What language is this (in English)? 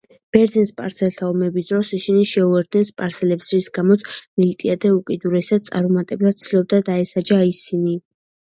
Georgian